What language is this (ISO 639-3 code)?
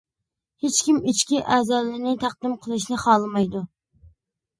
uig